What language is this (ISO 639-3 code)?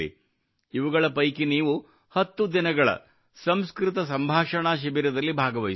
kan